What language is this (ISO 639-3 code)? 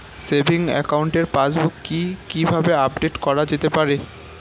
ben